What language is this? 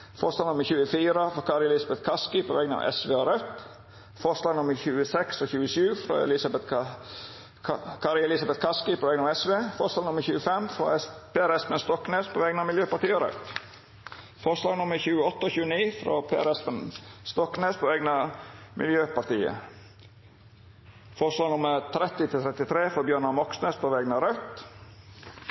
Norwegian Nynorsk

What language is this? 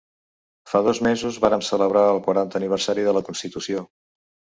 Catalan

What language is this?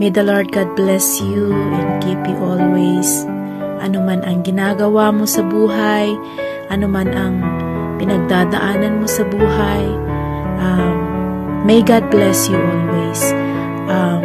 Filipino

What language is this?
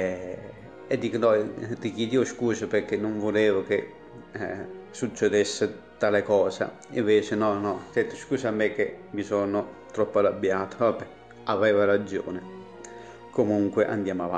Italian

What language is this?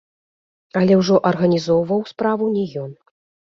Belarusian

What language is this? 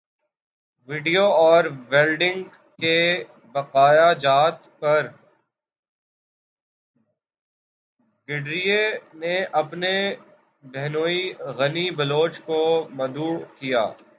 Urdu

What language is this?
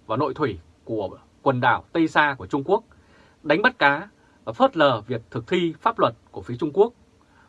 Vietnamese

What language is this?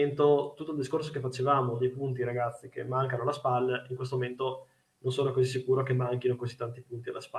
Italian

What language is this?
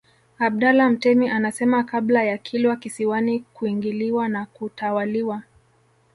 Swahili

